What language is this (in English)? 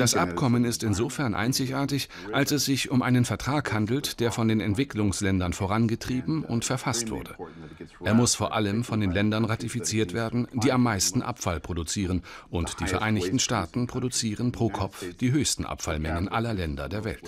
German